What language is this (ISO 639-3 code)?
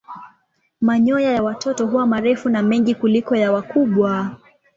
swa